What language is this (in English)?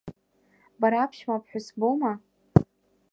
Abkhazian